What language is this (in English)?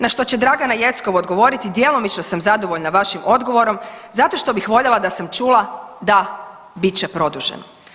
Croatian